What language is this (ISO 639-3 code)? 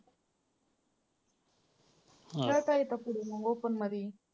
mar